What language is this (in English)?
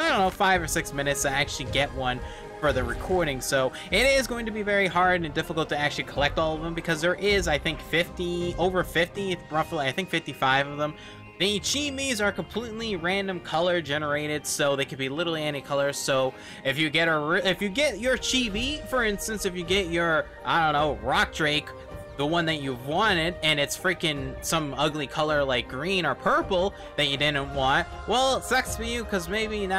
English